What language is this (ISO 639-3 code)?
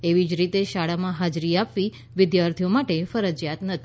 guj